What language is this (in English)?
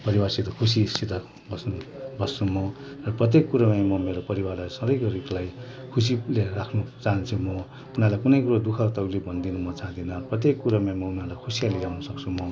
Nepali